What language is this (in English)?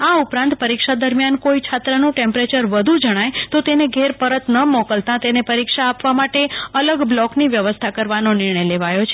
Gujarati